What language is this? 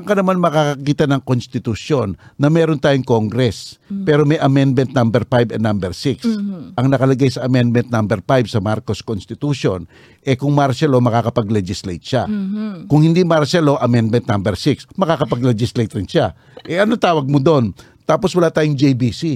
Filipino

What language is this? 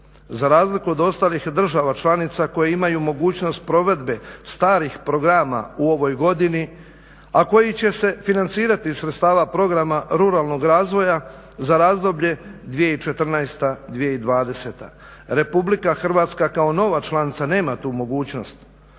Croatian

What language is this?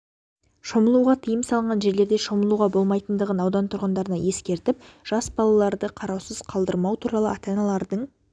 Kazakh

